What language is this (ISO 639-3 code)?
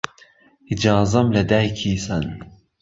ckb